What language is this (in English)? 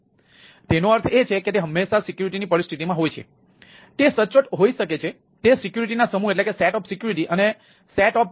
Gujarati